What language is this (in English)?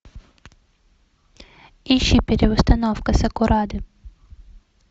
Russian